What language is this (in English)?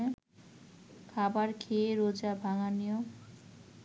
Bangla